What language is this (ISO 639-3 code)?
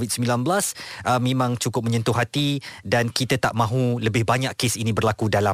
msa